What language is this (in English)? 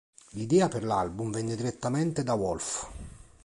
Italian